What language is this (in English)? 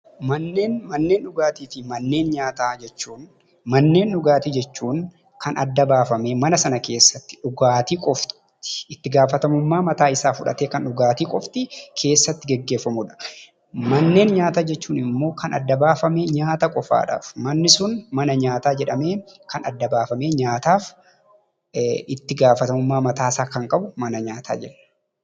Oromo